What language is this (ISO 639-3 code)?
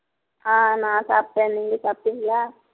tam